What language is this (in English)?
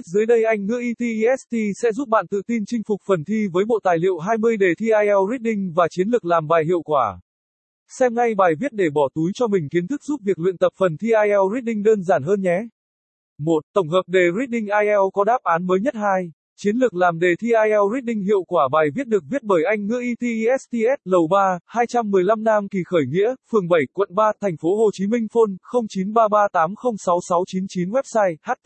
Vietnamese